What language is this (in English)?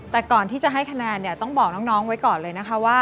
Thai